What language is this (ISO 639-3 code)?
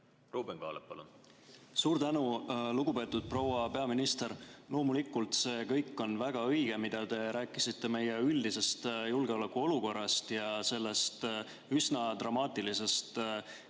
est